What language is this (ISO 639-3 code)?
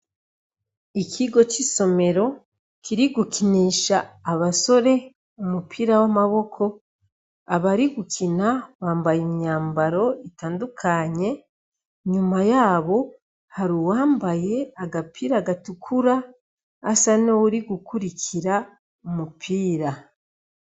run